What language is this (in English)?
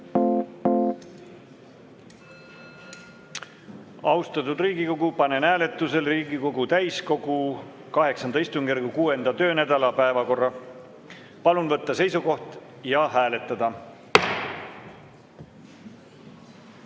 Estonian